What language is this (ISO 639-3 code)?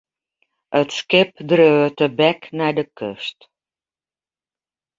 fry